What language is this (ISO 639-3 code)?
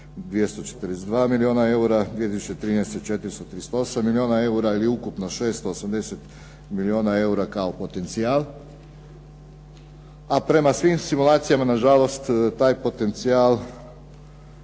hrv